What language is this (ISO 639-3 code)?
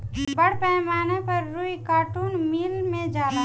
bho